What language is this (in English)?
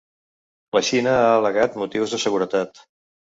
Catalan